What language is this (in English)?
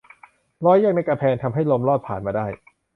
Thai